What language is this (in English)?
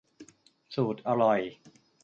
Thai